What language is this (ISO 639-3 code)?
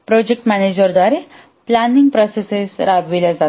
mar